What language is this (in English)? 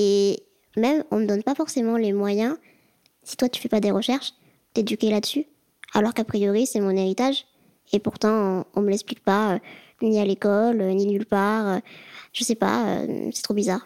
French